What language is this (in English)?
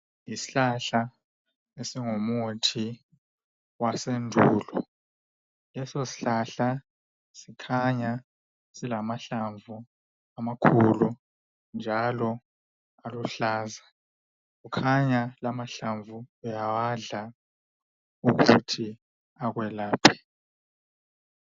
North Ndebele